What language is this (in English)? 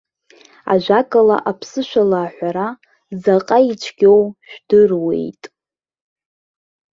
Abkhazian